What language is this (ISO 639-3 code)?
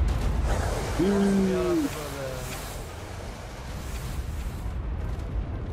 tur